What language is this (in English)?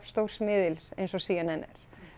Icelandic